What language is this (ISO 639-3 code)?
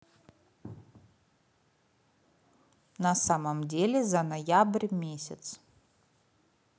rus